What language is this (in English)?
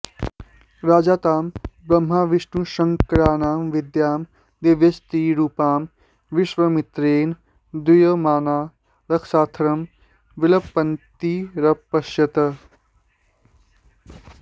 Sanskrit